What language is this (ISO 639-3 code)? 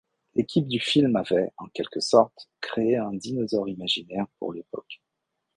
fra